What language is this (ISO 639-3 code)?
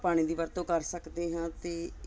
pan